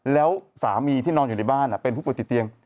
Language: Thai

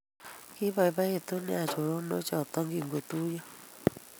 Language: Kalenjin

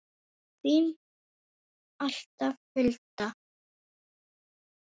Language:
Icelandic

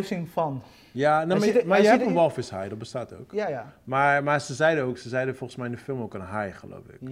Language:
Dutch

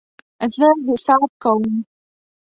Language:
Pashto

